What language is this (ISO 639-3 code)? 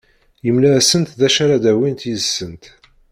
kab